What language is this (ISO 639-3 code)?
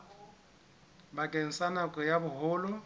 sot